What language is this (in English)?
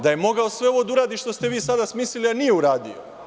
Serbian